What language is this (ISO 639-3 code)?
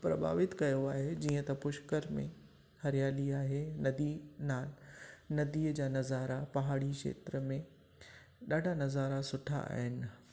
snd